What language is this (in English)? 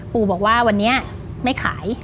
Thai